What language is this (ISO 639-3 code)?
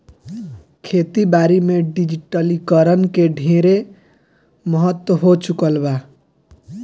bho